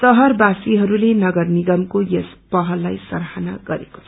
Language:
Nepali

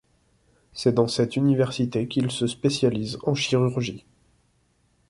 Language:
French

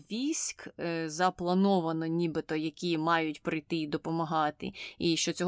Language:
Ukrainian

